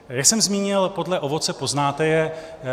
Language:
Czech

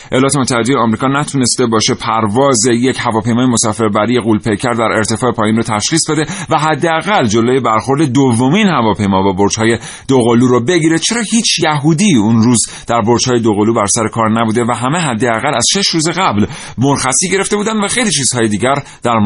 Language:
Persian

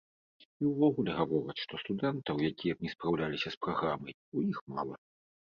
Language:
Belarusian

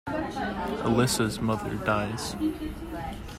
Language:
English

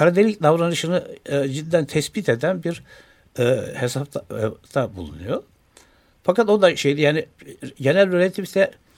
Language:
Turkish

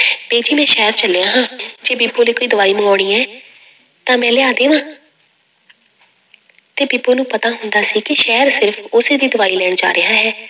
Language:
Punjabi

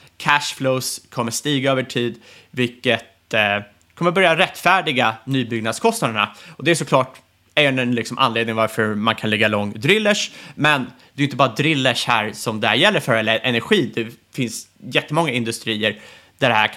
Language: Swedish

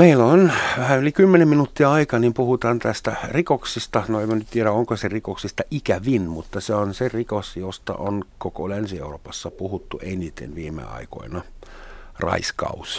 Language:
Finnish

